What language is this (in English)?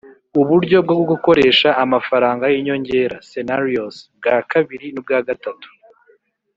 Kinyarwanda